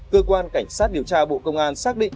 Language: Vietnamese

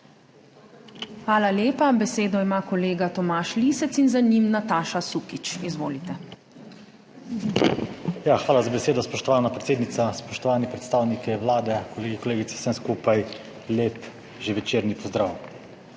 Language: Slovenian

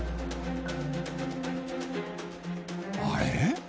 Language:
Japanese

